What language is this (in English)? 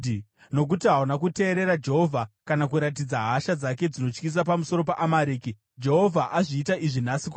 Shona